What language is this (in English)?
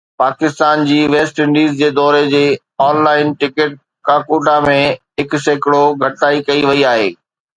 Sindhi